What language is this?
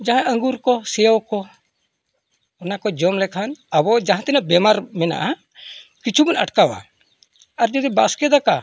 Santali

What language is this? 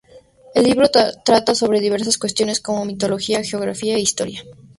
Spanish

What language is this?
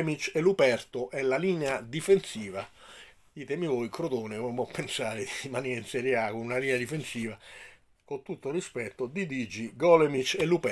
Italian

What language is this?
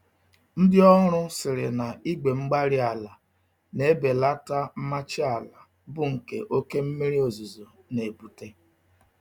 Igbo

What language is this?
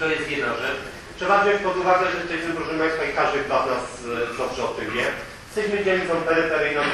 Polish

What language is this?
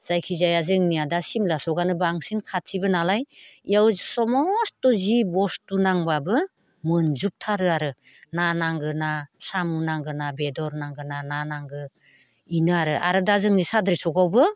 Bodo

